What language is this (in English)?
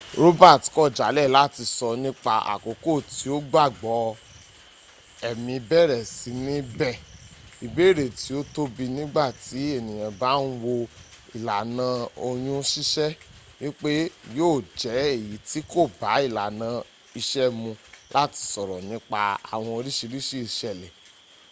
Yoruba